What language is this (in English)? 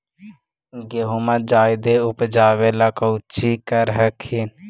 Magahi